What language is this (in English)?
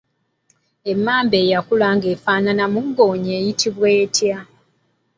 Ganda